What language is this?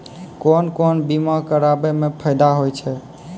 Maithili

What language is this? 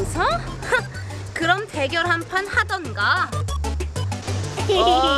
Korean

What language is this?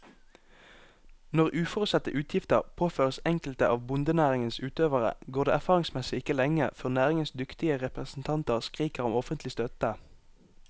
Norwegian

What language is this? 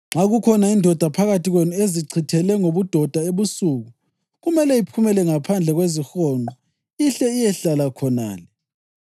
North Ndebele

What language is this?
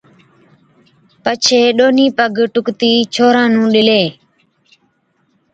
Od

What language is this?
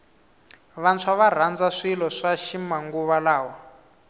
Tsonga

